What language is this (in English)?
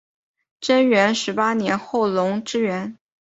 Chinese